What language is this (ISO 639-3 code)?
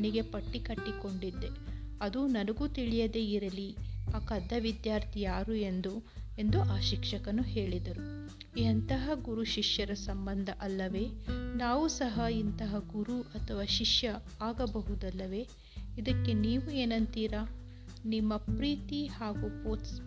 kan